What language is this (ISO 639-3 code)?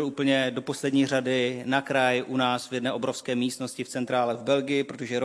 ces